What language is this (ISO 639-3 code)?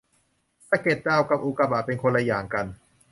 tha